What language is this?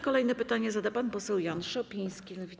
Polish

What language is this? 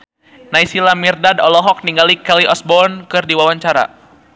Sundanese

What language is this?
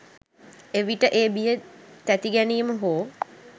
Sinhala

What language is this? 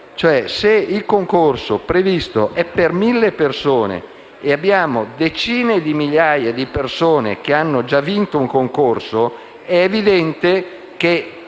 Italian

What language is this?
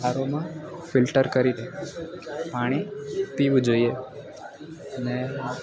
Gujarati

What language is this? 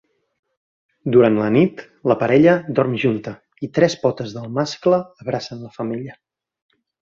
Catalan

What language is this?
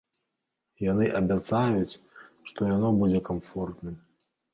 Belarusian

